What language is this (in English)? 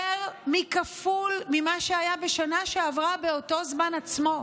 Hebrew